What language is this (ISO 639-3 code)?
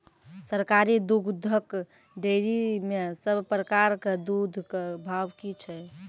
mai